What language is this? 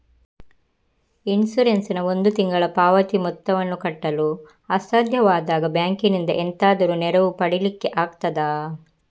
Kannada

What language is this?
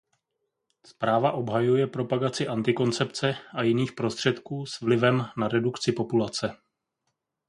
Czech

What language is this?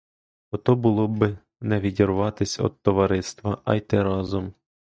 Ukrainian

